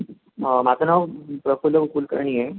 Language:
Marathi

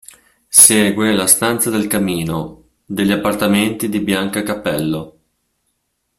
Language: Italian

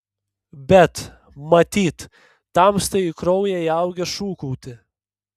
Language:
Lithuanian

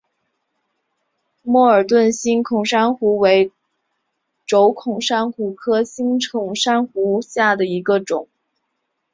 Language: Chinese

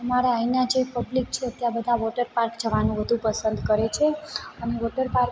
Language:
Gujarati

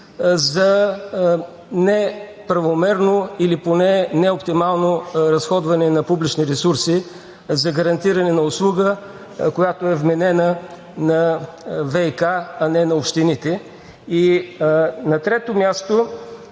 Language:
Bulgarian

